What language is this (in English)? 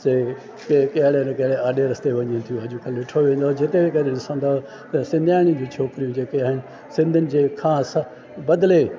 Sindhi